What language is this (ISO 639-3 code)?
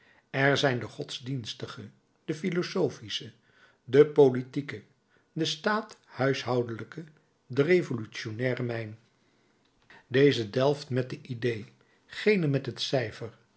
nld